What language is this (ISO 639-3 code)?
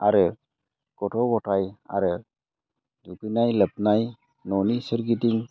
brx